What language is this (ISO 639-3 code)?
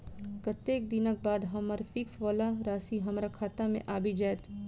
mai